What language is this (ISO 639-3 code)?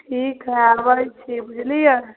mai